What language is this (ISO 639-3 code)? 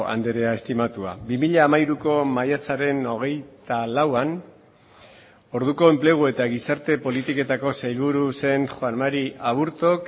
eus